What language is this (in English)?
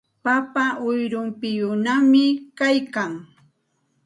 Santa Ana de Tusi Pasco Quechua